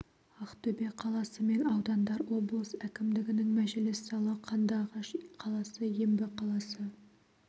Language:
Kazakh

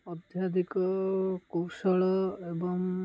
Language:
Odia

